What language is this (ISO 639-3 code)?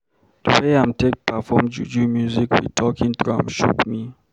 pcm